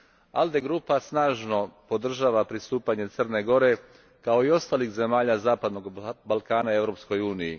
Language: Croatian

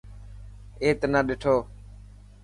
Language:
Dhatki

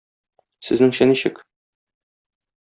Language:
Tatar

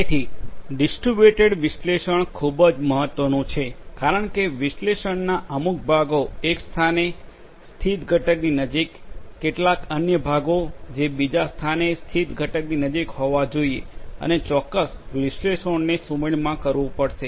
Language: Gujarati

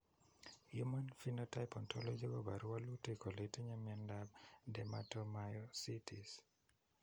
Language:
Kalenjin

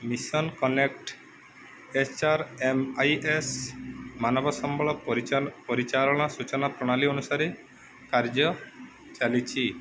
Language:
Odia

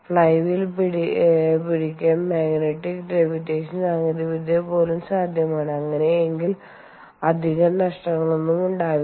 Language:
Malayalam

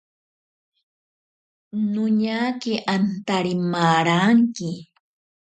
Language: Ashéninka Perené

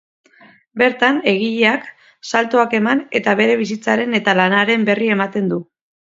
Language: Basque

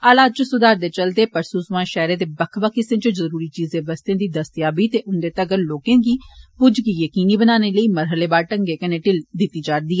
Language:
Dogri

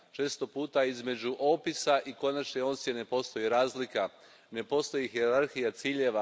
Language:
Croatian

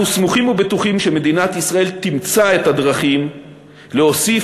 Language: Hebrew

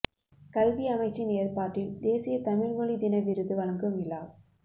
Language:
Tamil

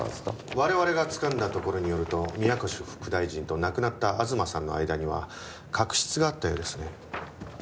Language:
Japanese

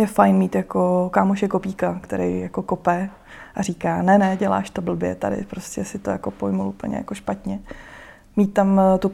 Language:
Czech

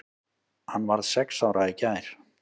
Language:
Icelandic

